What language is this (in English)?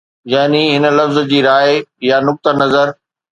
Sindhi